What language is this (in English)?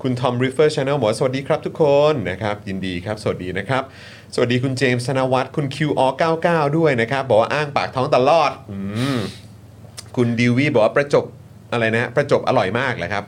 Thai